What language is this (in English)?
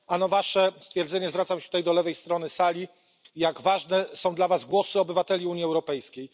Polish